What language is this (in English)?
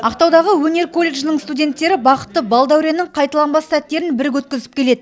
Kazakh